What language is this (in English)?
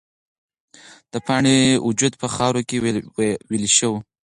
Pashto